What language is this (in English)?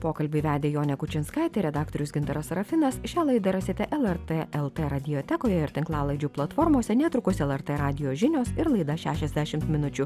Lithuanian